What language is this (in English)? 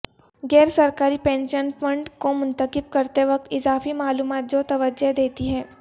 Urdu